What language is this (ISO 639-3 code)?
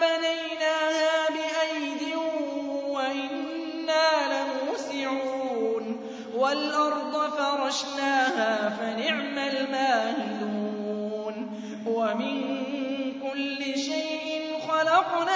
ara